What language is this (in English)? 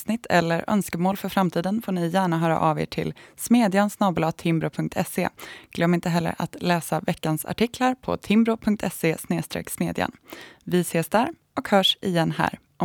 Swedish